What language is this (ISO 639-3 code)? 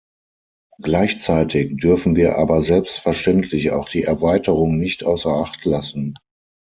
deu